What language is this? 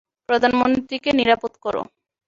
Bangla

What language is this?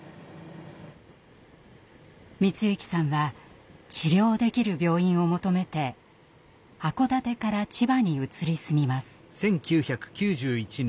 Japanese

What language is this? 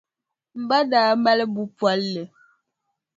Dagbani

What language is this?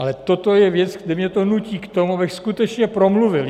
Czech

